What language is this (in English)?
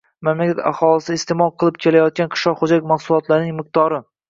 Uzbek